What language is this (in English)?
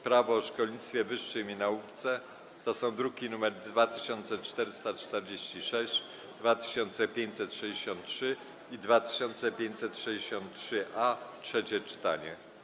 Polish